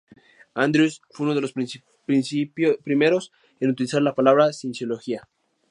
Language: Spanish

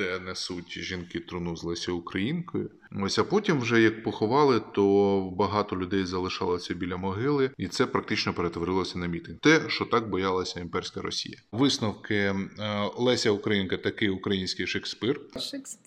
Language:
Ukrainian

